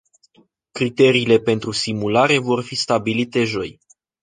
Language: Romanian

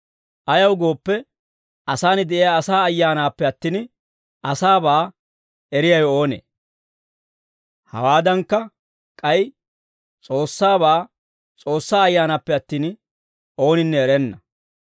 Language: Dawro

